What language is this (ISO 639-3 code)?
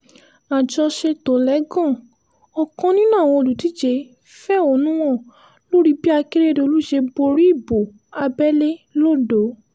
yor